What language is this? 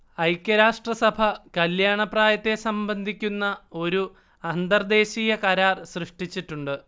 Malayalam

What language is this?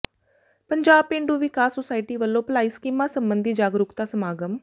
Punjabi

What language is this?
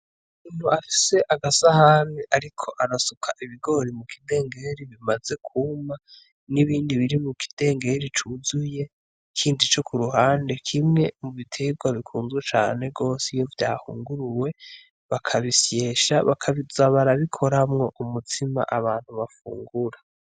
Rundi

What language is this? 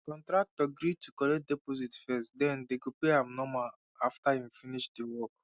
Nigerian Pidgin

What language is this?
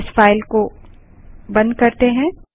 Hindi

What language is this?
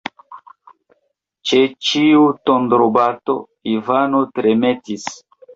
Esperanto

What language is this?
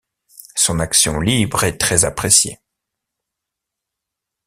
French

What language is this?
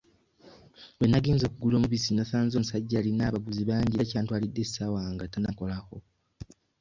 Ganda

